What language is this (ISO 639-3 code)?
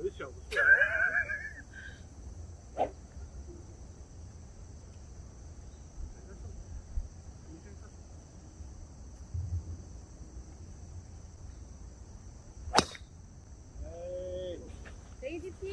kor